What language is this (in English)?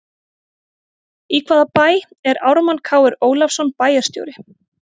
Icelandic